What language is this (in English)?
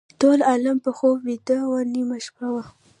Pashto